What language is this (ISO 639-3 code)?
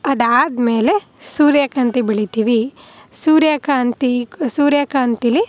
kan